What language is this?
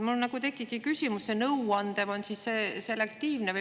Estonian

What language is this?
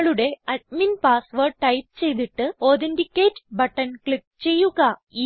Malayalam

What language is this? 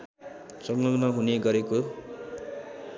Nepali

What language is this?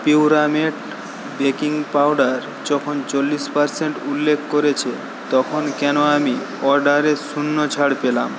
Bangla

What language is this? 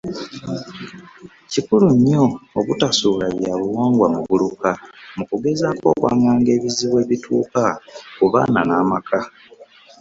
Ganda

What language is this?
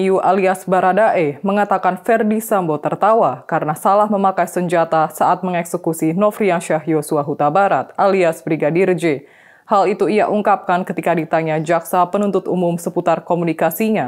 Indonesian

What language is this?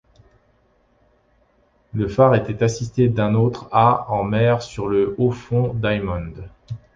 French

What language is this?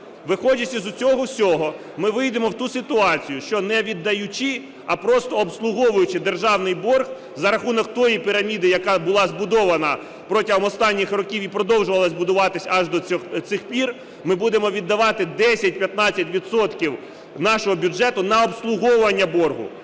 Ukrainian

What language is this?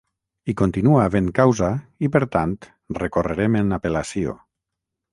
Catalan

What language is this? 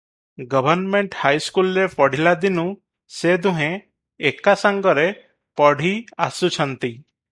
Odia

